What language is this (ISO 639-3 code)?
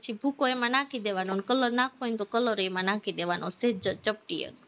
guj